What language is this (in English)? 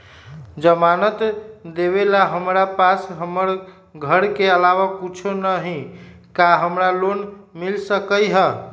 Magahi